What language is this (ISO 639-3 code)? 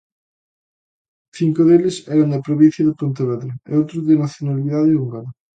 glg